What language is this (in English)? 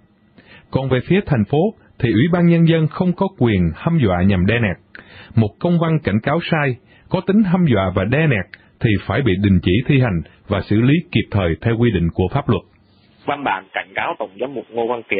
Vietnamese